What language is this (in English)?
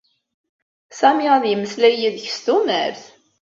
Kabyle